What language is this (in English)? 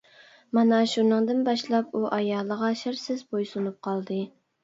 Uyghur